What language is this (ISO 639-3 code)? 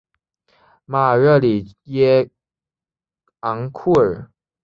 zho